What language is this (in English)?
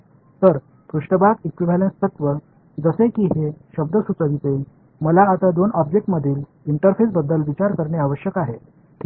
Marathi